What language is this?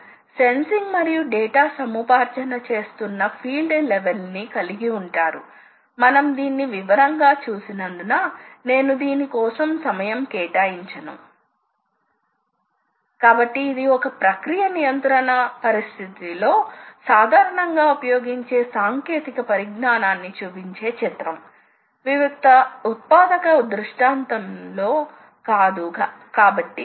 Telugu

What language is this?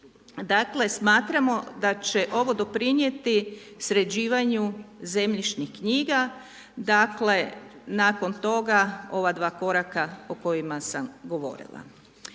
Croatian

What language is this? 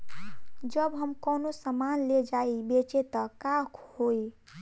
Bhojpuri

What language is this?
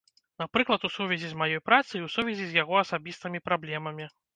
Belarusian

